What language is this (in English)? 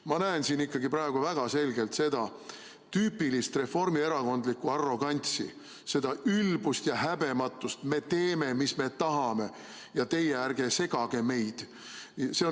Estonian